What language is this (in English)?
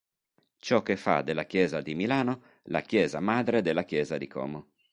Italian